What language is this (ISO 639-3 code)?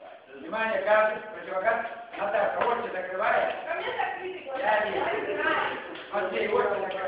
rus